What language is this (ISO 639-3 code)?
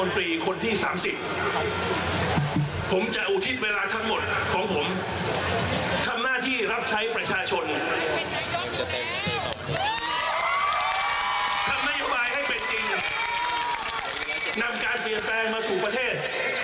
tha